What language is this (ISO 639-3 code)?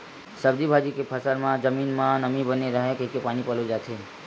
hne